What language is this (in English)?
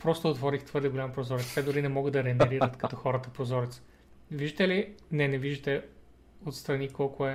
Bulgarian